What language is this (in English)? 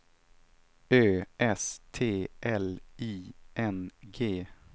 Swedish